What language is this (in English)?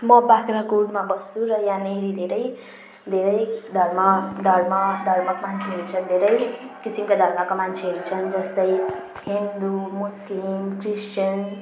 Nepali